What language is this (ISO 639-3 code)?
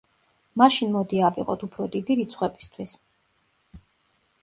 kat